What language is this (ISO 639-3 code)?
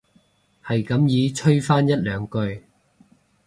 yue